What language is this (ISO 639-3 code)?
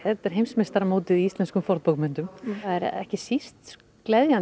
isl